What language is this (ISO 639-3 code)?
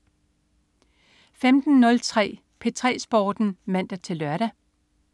dan